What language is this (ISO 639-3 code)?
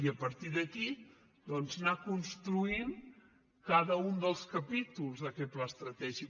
cat